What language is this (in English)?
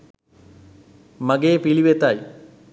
Sinhala